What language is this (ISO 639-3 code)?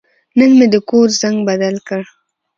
pus